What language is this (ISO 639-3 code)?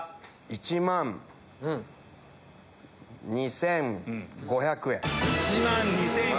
jpn